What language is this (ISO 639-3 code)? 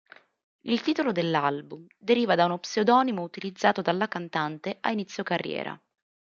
ita